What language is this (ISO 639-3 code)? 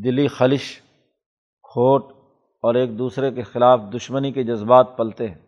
urd